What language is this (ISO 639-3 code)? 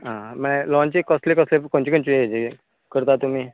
kok